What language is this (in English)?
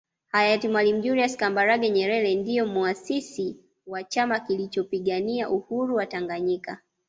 Swahili